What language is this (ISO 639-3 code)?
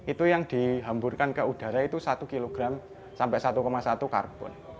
ind